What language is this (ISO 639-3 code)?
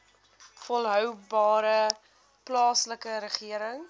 afr